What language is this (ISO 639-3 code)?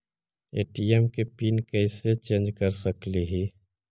mag